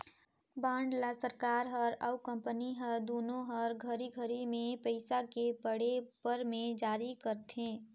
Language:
Chhattisgarhi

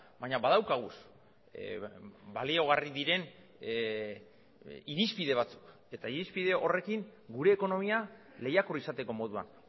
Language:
Basque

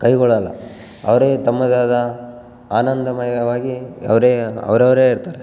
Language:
Kannada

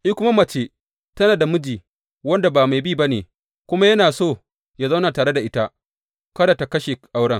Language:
Hausa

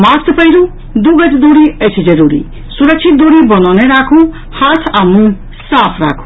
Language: Maithili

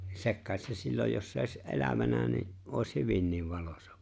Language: Finnish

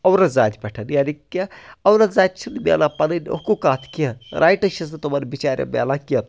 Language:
Kashmiri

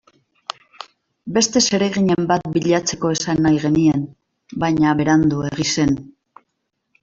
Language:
Basque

